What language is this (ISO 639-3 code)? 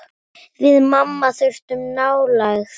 isl